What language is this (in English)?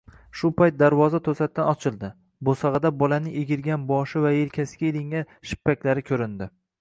Uzbek